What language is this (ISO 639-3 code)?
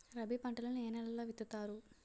tel